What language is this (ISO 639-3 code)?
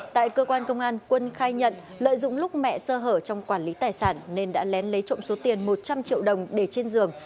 vie